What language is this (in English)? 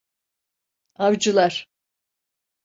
Turkish